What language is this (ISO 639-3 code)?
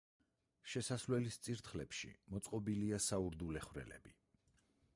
kat